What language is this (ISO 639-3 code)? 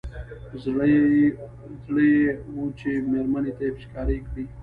pus